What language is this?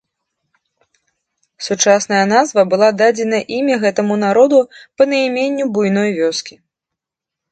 Belarusian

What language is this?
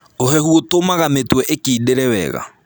Kikuyu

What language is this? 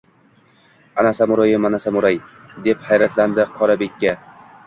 Uzbek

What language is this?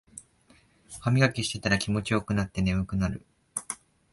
Japanese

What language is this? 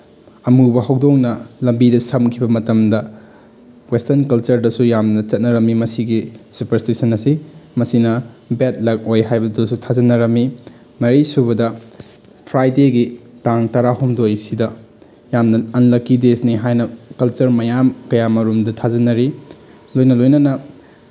Manipuri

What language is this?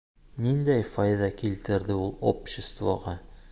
Bashkir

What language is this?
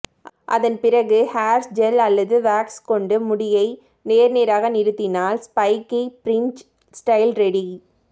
Tamil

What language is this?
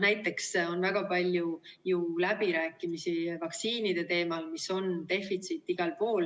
Estonian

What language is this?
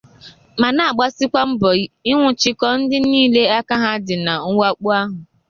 Igbo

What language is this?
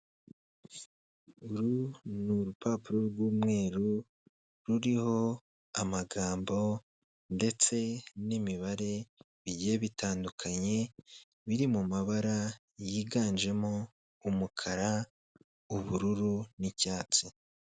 Kinyarwanda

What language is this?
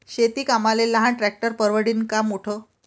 Marathi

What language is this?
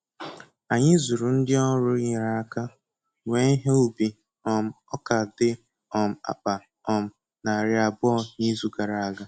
Igbo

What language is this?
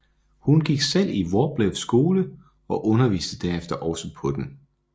Danish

